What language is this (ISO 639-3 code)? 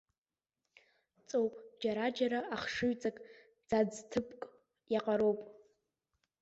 abk